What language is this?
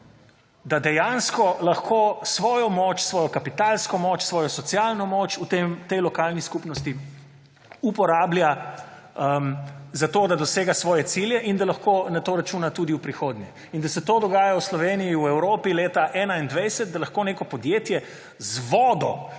Slovenian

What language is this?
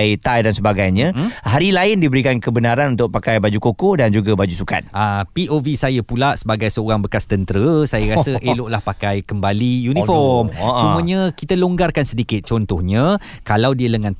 Malay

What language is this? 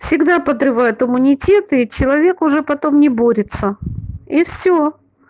Russian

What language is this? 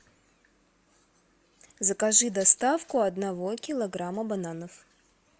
Russian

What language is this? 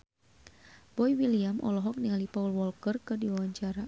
Sundanese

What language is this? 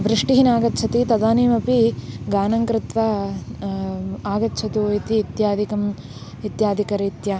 Sanskrit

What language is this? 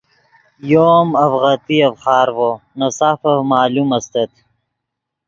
Yidgha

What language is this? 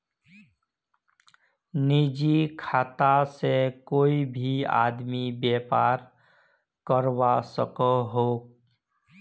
Magahi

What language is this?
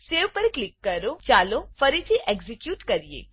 Gujarati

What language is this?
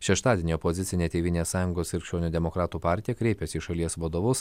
Lithuanian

